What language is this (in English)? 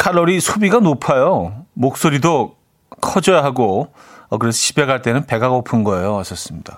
Korean